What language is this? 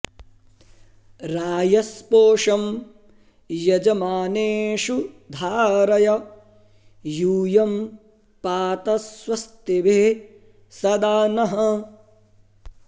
Sanskrit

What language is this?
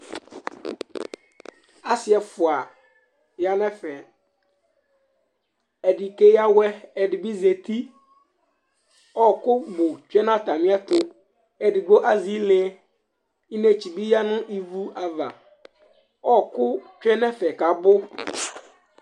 Ikposo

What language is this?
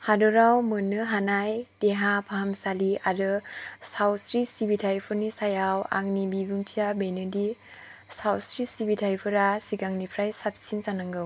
Bodo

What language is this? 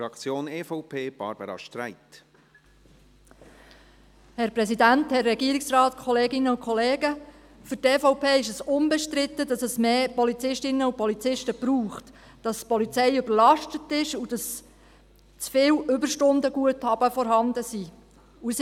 Swiss German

